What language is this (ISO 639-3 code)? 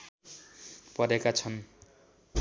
nep